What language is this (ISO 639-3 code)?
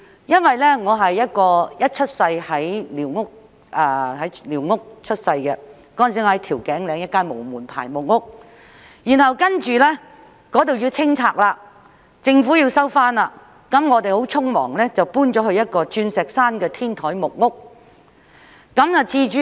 yue